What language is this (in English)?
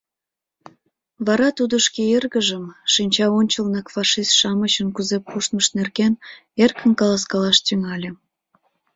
Mari